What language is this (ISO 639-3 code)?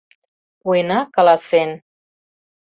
chm